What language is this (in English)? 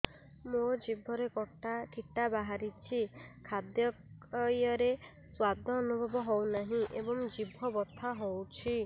Odia